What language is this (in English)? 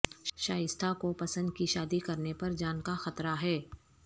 Urdu